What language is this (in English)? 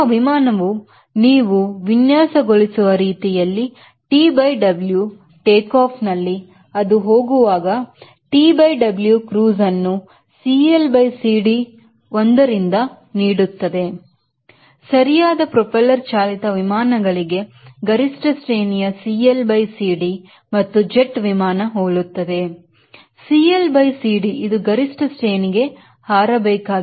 Kannada